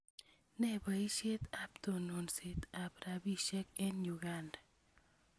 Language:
Kalenjin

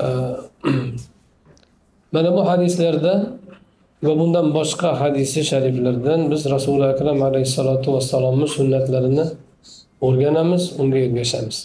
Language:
Turkish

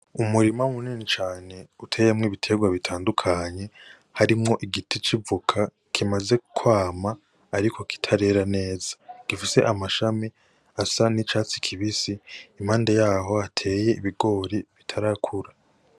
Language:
Rundi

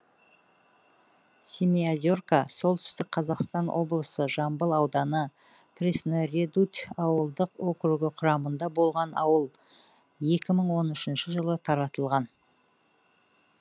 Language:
Kazakh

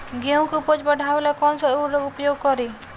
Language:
Bhojpuri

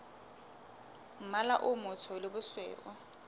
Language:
Southern Sotho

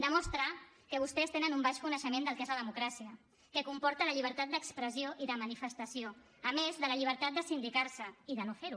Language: Catalan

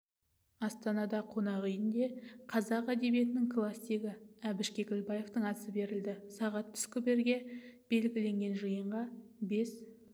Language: Kazakh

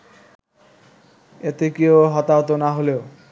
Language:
Bangla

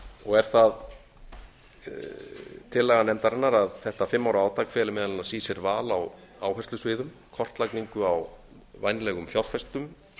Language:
Icelandic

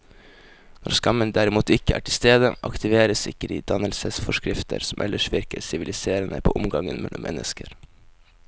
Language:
Norwegian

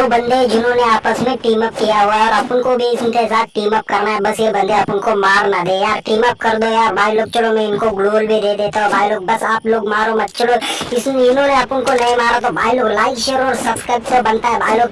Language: Indonesian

